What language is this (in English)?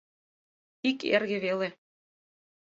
Mari